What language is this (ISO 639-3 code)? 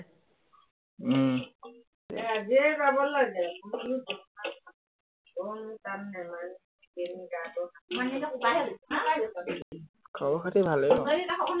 asm